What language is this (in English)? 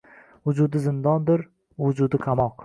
Uzbek